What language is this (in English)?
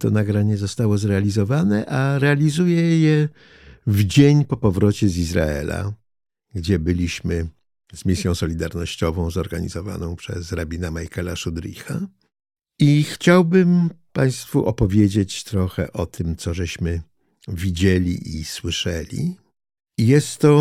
Polish